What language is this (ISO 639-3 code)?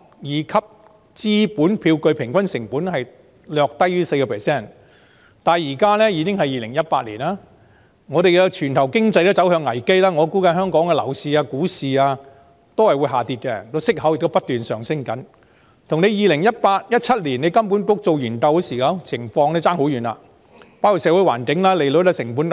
yue